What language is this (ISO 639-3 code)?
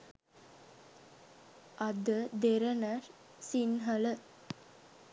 sin